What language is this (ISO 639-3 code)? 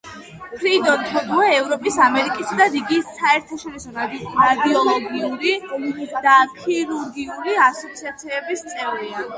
kat